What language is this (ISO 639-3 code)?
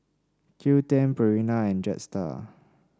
eng